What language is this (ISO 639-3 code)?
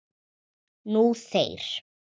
isl